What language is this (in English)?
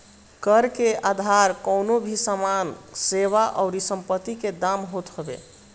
Bhojpuri